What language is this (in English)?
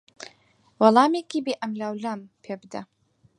Central Kurdish